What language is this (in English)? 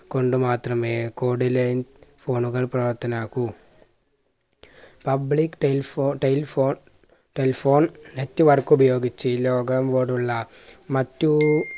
Malayalam